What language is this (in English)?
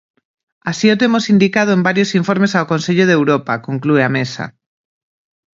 Galician